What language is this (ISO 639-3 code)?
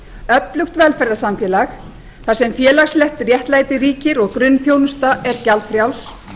isl